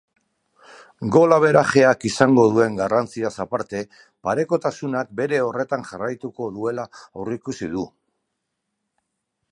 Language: Basque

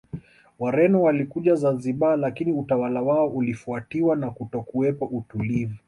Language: Swahili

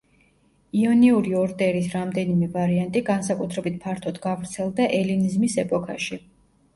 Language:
Georgian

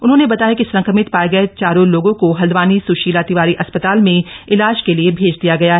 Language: Hindi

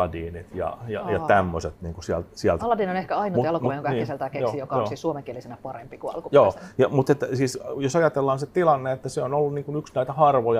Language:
Finnish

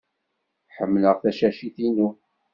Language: Kabyle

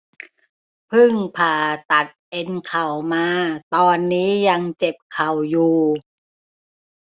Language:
Thai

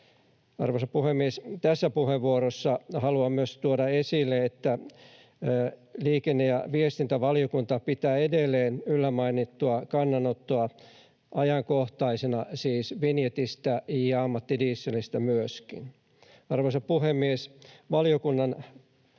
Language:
Finnish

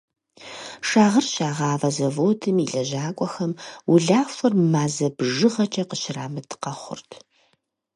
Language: Kabardian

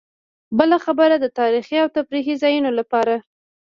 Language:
Pashto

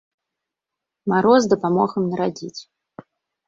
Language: Belarusian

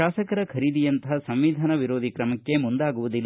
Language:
Kannada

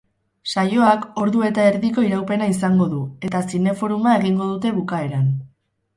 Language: Basque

